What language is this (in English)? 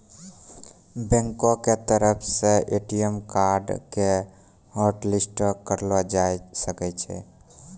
Maithili